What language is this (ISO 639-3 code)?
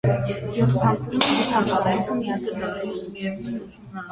hye